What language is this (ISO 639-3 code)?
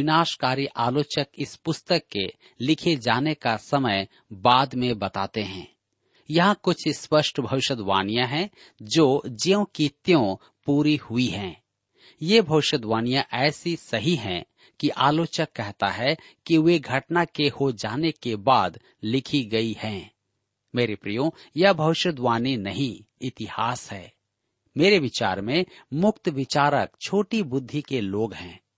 hin